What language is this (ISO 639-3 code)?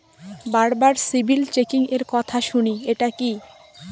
ben